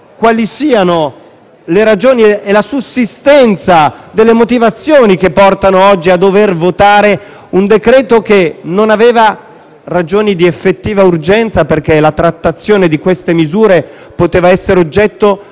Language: Italian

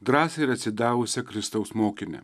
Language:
Lithuanian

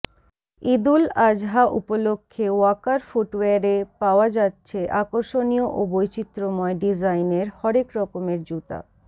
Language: Bangla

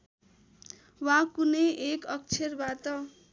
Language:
Nepali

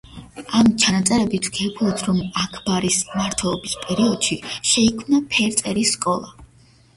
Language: Georgian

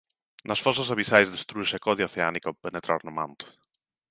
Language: Galician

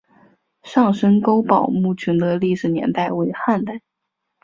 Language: Chinese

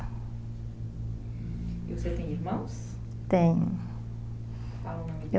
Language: Portuguese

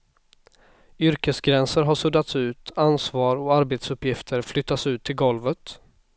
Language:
Swedish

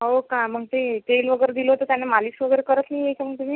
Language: Marathi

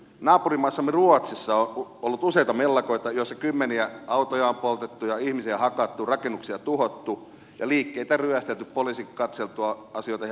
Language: Finnish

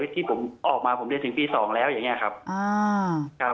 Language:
Thai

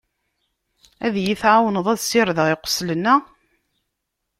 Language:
Kabyle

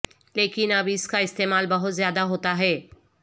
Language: Urdu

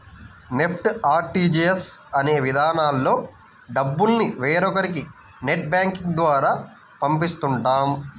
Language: Telugu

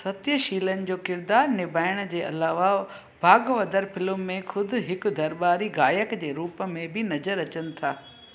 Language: Sindhi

